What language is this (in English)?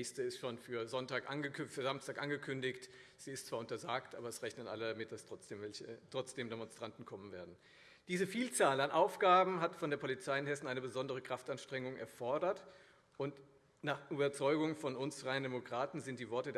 German